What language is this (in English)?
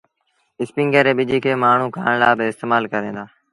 Sindhi Bhil